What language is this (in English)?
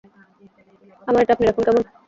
Bangla